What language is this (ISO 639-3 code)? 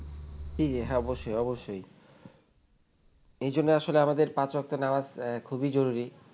ben